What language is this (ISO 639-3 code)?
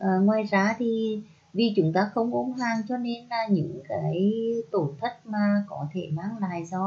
vie